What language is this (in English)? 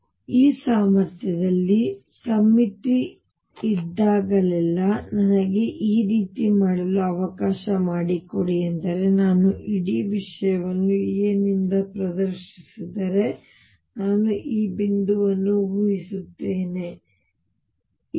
Kannada